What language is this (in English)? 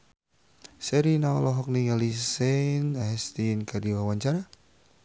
Sundanese